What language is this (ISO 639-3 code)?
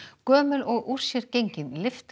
isl